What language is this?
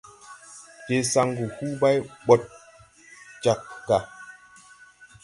Tupuri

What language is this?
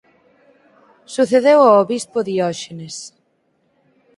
Galician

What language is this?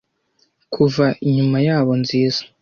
Kinyarwanda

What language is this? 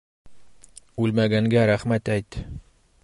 Bashkir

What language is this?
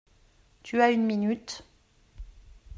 French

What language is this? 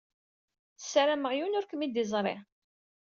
Kabyle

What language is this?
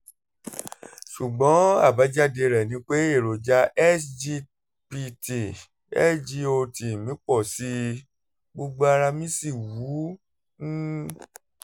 Yoruba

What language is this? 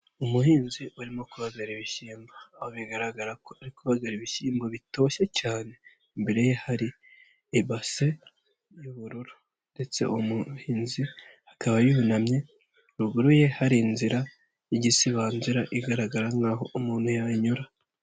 Kinyarwanda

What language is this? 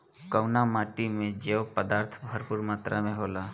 Bhojpuri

